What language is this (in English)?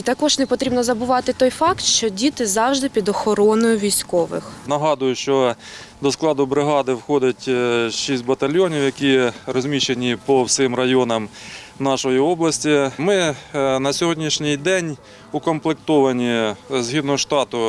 Ukrainian